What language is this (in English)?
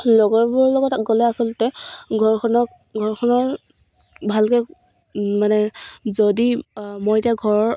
Assamese